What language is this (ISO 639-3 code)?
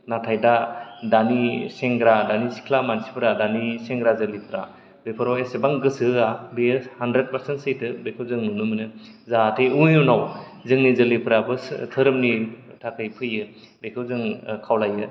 brx